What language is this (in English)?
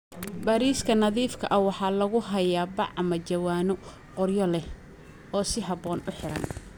Somali